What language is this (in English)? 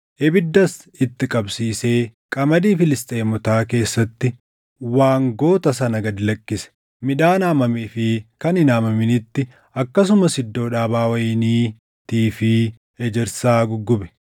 Oromo